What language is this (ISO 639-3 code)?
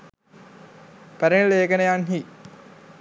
sin